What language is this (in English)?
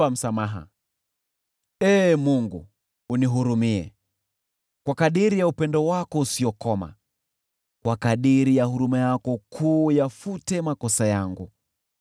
Swahili